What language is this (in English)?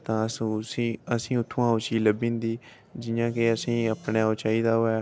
Dogri